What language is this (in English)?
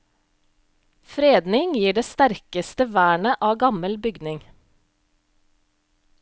Norwegian